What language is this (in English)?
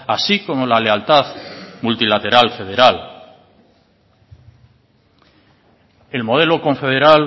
Spanish